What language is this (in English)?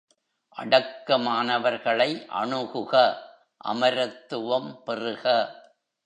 Tamil